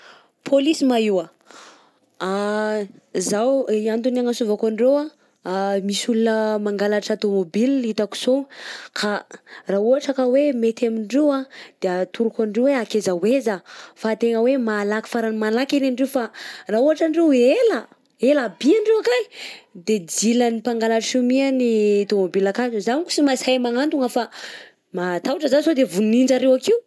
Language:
Southern Betsimisaraka Malagasy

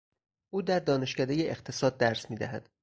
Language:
Persian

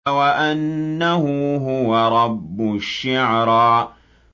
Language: Arabic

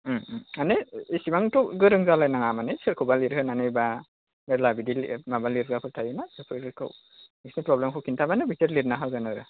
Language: Bodo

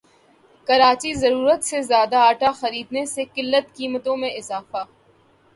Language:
Urdu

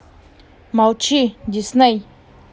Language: Russian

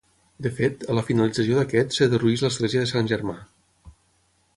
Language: Catalan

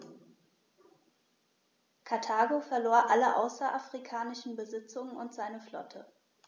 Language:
German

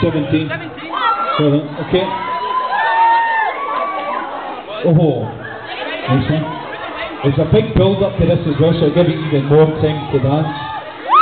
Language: English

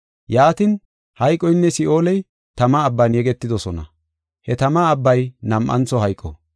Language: Gofa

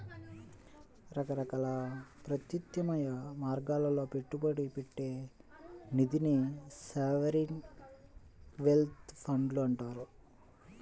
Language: Telugu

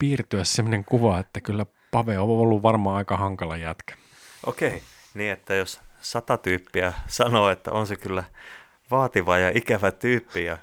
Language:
Finnish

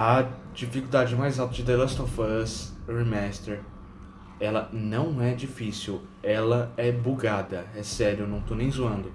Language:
Portuguese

